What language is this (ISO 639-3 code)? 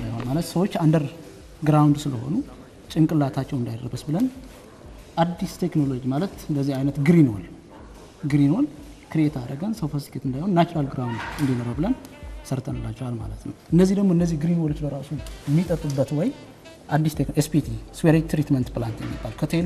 ara